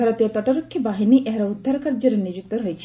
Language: Odia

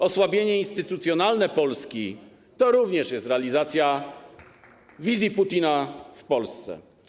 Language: Polish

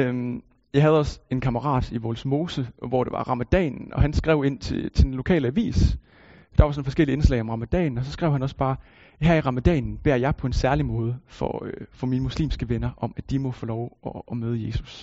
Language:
Danish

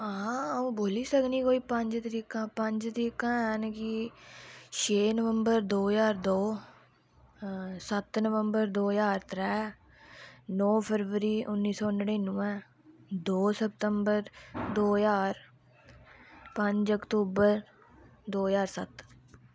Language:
Dogri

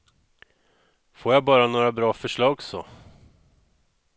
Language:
Swedish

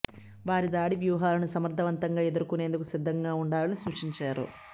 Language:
Telugu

